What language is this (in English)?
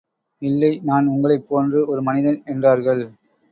Tamil